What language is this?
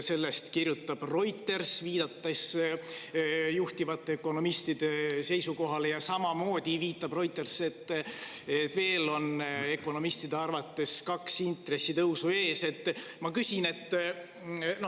Estonian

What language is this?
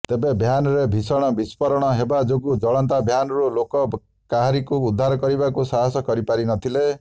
Odia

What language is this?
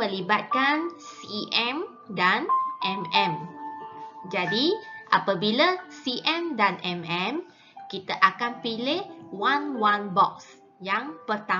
Malay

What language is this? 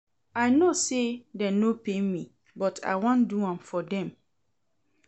Nigerian Pidgin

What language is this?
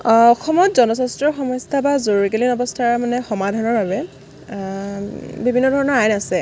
Assamese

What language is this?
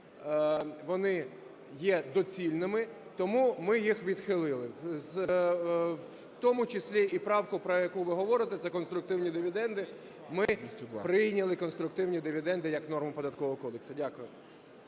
Ukrainian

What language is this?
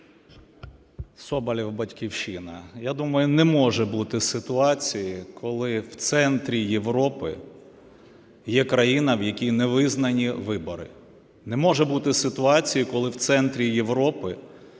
Ukrainian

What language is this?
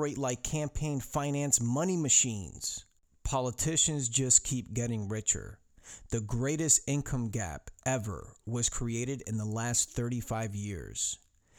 English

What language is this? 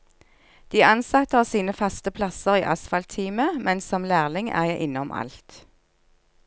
Norwegian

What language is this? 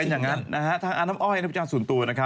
Thai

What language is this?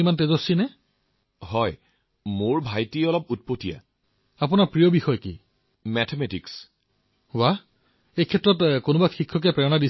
Assamese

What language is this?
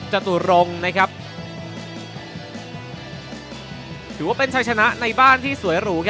Thai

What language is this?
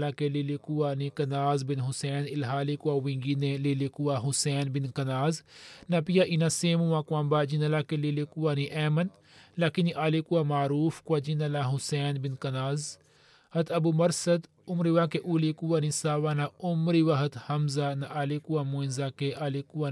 Swahili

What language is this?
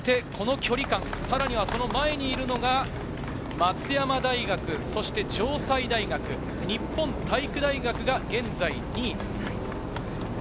Japanese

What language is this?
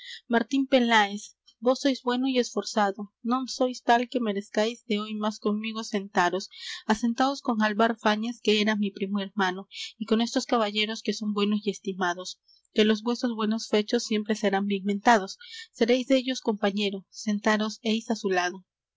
Spanish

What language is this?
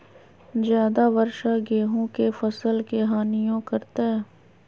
Magahi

